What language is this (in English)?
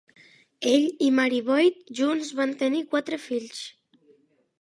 Catalan